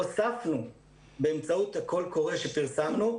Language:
Hebrew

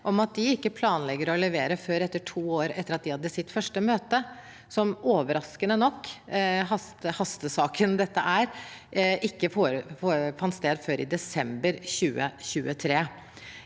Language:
Norwegian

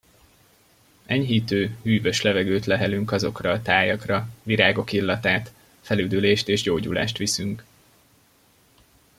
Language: Hungarian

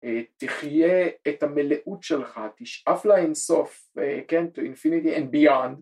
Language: Hebrew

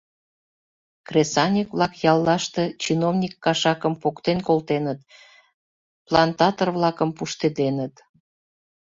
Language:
Mari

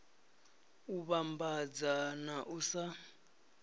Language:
Venda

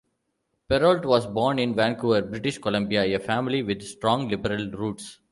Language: English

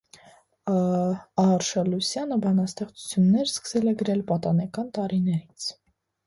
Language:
Armenian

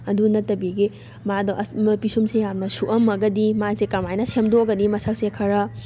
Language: Manipuri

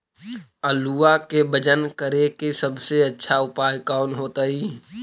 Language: Magahi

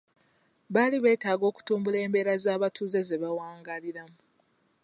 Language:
Ganda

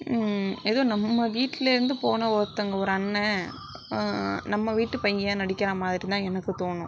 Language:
Tamil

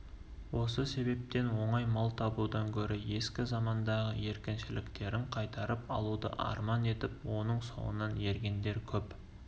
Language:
Kazakh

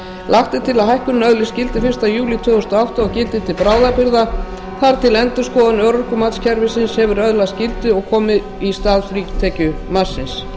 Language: Icelandic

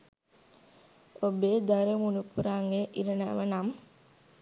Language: Sinhala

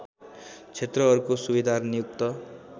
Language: Nepali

